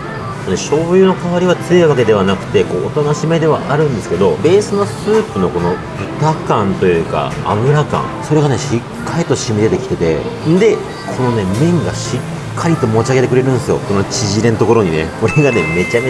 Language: Japanese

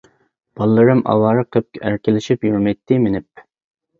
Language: Uyghur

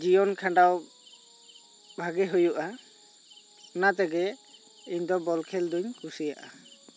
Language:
Santali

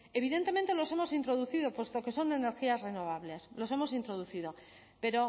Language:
Spanish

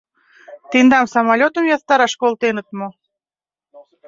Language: Mari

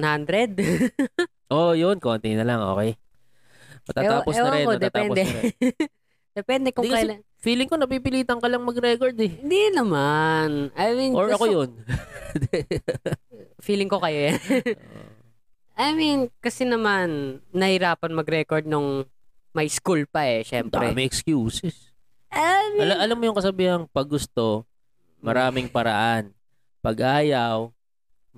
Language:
Filipino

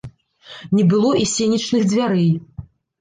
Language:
Belarusian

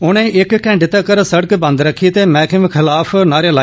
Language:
Dogri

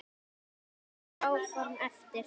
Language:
Icelandic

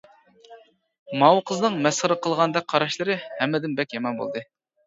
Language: Uyghur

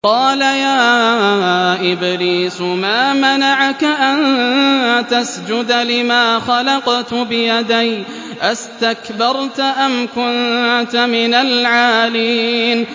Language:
Arabic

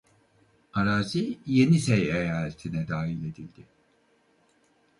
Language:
Turkish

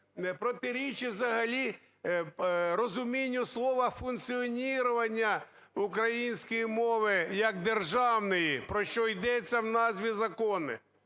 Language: Ukrainian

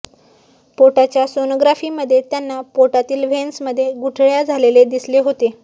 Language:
Marathi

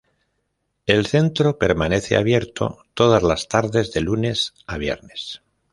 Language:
Spanish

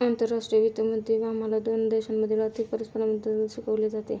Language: Marathi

